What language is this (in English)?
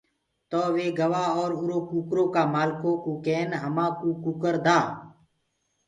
Gurgula